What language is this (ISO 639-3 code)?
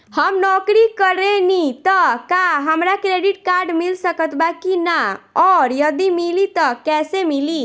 bho